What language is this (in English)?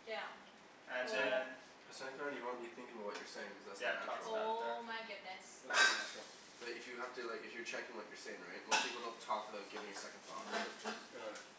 English